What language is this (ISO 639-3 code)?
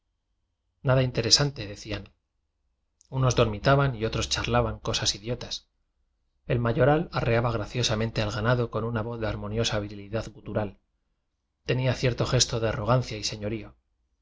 spa